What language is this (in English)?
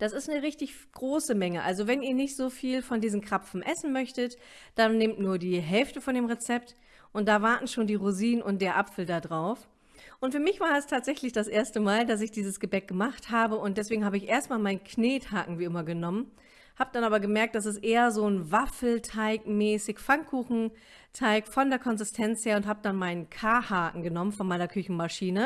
German